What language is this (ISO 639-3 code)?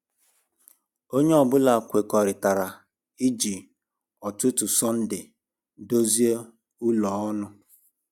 ibo